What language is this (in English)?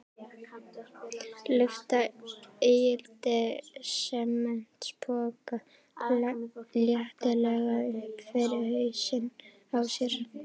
Icelandic